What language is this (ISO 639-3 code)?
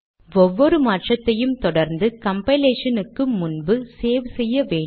tam